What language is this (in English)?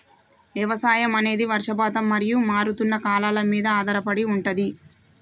Telugu